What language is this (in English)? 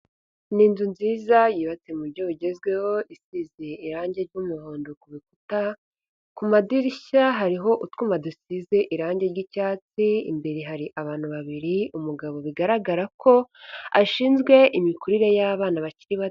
Kinyarwanda